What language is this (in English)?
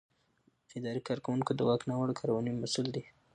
Pashto